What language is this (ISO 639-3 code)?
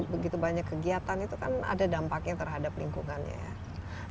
ind